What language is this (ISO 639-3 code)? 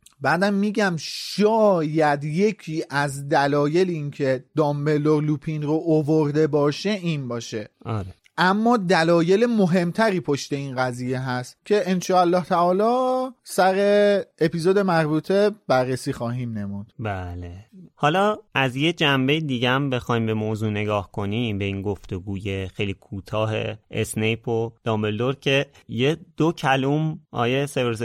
fas